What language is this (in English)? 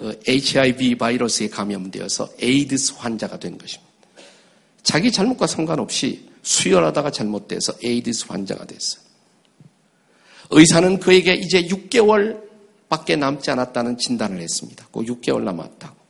Korean